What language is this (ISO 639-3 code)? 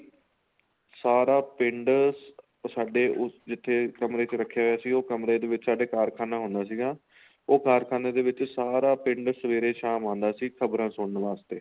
pan